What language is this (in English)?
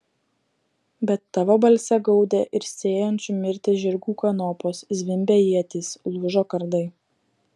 Lithuanian